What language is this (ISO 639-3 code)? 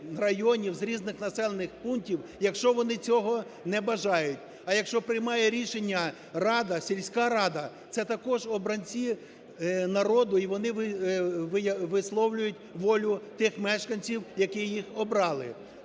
ukr